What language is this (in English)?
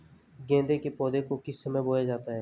Hindi